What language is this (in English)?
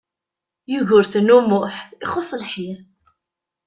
Kabyle